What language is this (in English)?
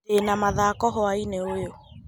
Kikuyu